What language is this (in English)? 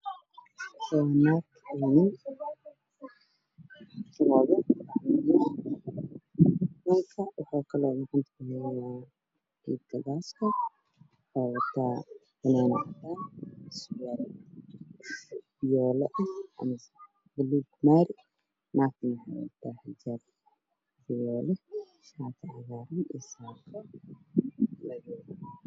Somali